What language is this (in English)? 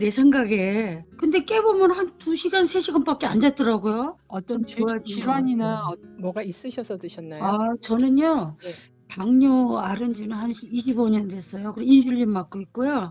Korean